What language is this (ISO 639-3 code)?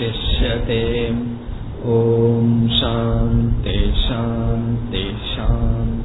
tam